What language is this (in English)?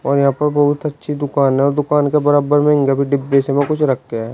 Hindi